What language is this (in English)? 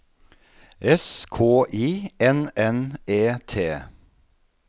Norwegian